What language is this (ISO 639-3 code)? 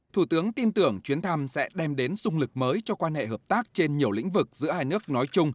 vie